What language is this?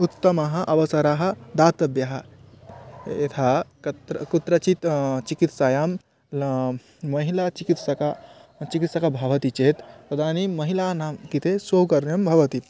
Sanskrit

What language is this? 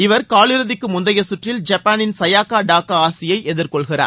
Tamil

